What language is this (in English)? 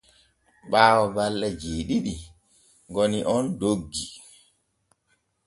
Borgu Fulfulde